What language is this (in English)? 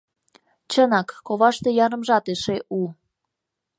Mari